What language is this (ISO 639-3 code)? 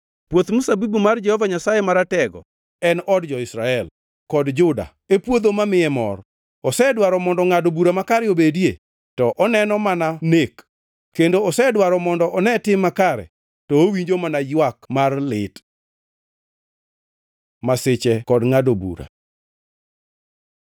luo